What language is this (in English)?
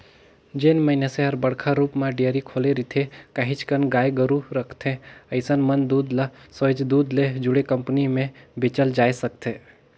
Chhattisgarhi